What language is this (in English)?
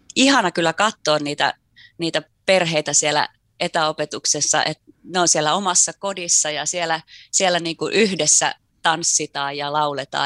Finnish